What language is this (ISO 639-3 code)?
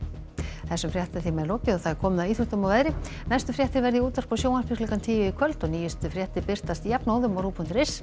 isl